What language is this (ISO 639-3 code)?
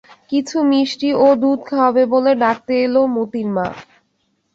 ben